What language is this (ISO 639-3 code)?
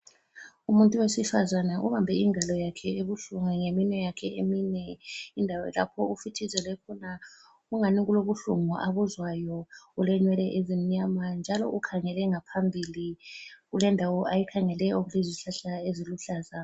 nde